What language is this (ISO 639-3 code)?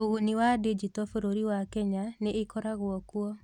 kik